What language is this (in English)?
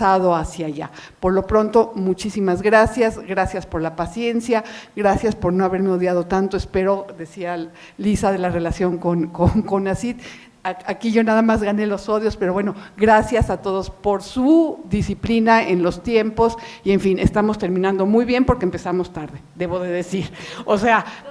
Spanish